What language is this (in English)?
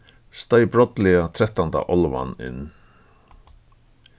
Faroese